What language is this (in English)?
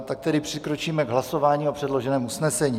Czech